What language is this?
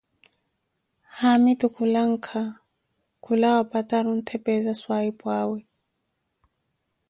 Koti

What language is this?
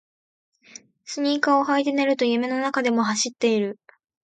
Japanese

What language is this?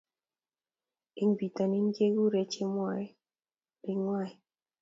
Kalenjin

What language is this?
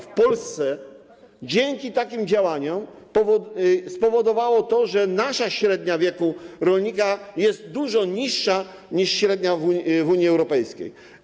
Polish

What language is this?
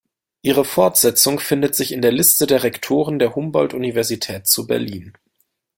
German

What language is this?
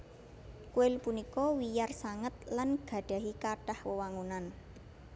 Javanese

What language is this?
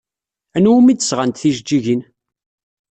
Kabyle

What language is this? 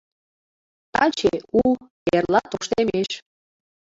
Mari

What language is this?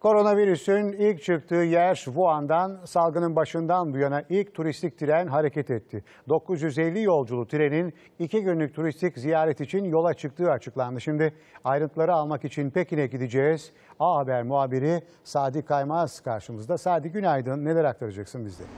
Turkish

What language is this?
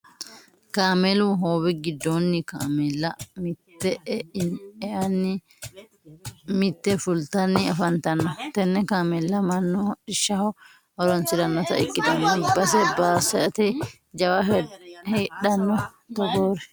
Sidamo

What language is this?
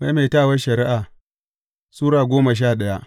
Hausa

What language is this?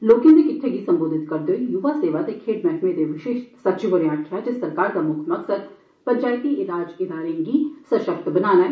Dogri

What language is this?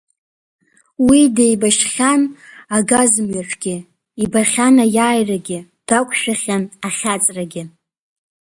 Abkhazian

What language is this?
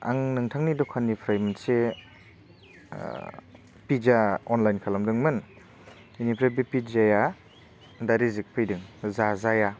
Bodo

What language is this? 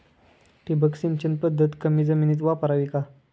Marathi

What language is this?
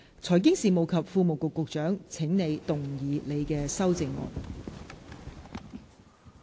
Cantonese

